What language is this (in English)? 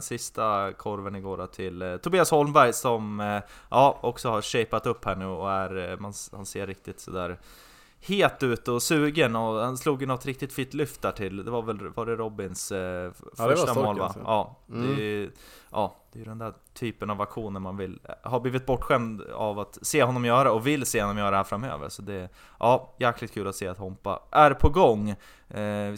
Swedish